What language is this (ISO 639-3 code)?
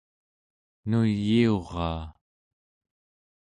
esu